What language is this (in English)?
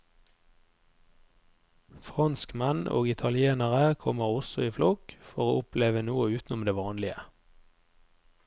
Norwegian